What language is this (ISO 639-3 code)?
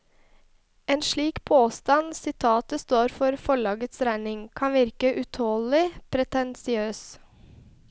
nor